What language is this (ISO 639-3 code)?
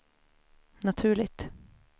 swe